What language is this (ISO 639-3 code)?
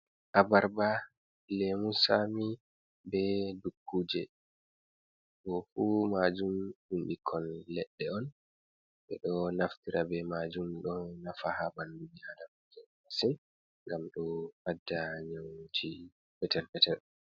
ful